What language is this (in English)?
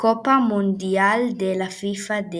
Hebrew